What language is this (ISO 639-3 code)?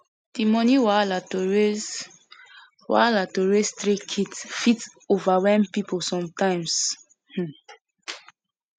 pcm